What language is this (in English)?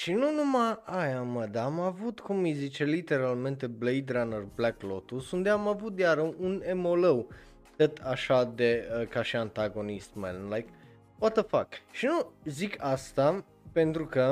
Romanian